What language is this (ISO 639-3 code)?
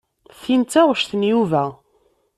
kab